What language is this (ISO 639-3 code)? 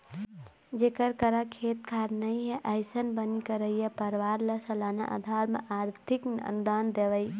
hne